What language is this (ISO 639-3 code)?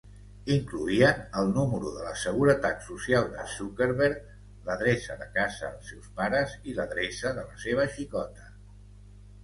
cat